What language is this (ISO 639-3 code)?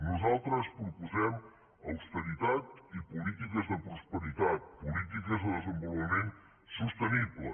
cat